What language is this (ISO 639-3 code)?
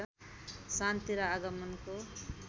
nep